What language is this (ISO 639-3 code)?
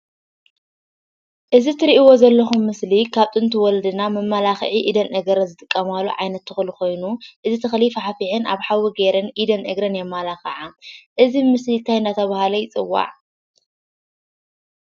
tir